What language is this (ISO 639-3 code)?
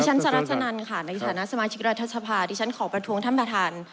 tha